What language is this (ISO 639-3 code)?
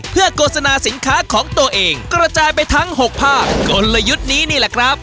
tha